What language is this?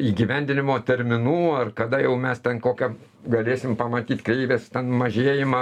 Lithuanian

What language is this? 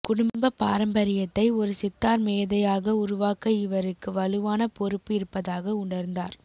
Tamil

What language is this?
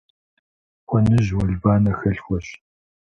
Kabardian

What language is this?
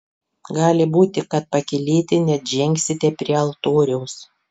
Lithuanian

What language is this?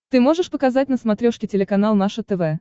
Russian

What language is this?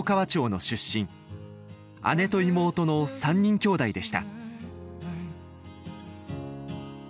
Japanese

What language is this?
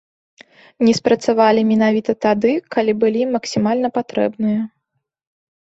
Belarusian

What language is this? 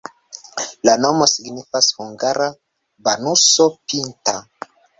Esperanto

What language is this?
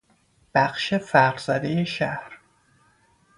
Persian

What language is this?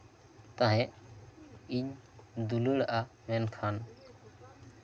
Santali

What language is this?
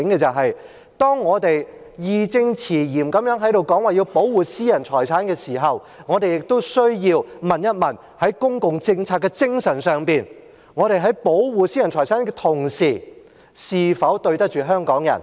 Cantonese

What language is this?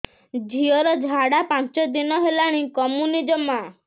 Odia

